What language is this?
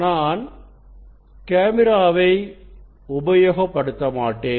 Tamil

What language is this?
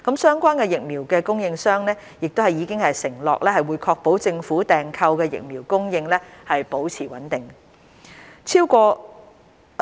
Cantonese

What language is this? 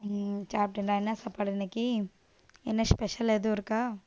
Tamil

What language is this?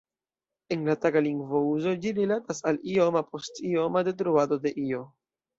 Esperanto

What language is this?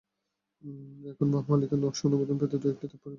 Bangla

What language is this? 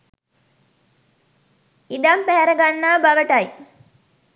Sinhala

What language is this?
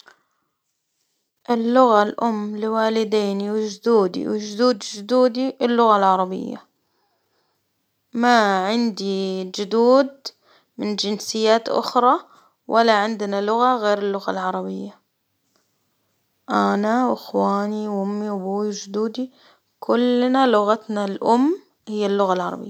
Hijazi Arabic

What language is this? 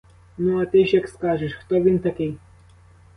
Ukrainian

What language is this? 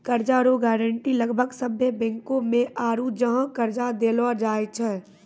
Maithili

